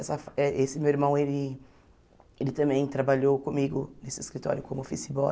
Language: Portuguese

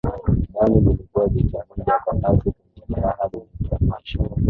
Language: Swahili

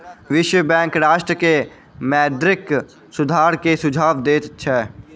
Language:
Maithili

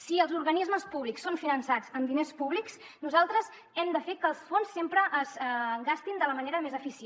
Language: Catalan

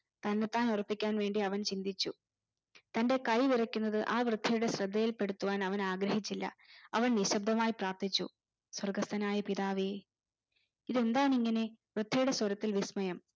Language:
Malayalam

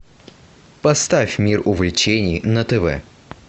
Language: Russian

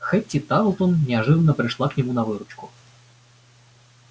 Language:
Russian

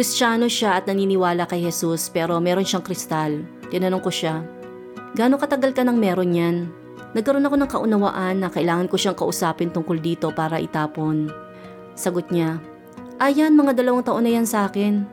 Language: Filipino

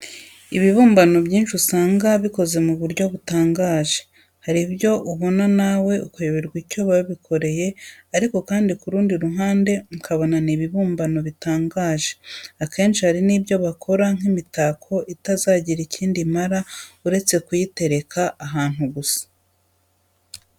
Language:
Kinyarwanda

